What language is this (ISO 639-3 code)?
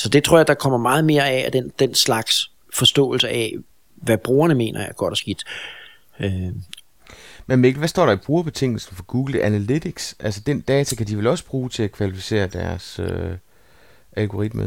dan